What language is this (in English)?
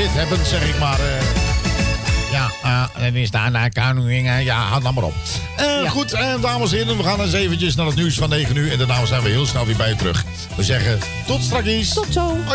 Dutch